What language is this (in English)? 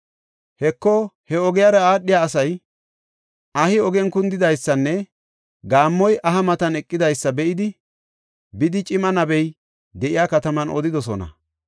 Gofa